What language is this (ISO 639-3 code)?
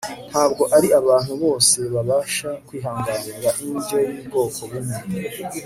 kin